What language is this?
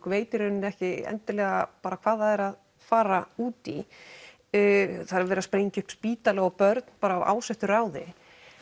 Icelandic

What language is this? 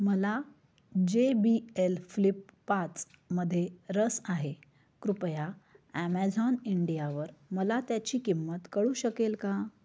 Marathi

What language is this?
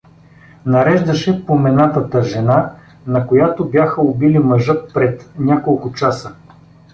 Bulgarian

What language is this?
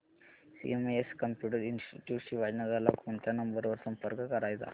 Marathi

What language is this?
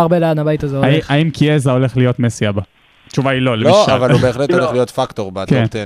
Hebrew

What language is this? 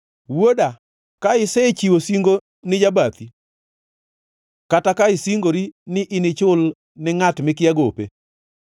Luo (Kenya and Tanzania)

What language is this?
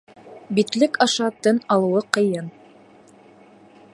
Bashkir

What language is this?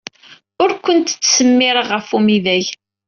Kabyle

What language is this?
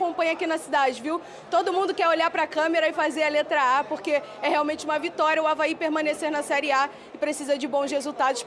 Portuguese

